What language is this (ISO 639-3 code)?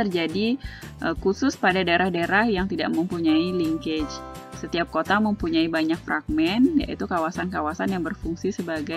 ind